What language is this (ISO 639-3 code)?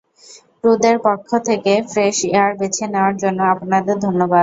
ben